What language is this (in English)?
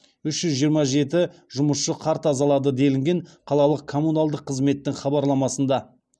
Kazakh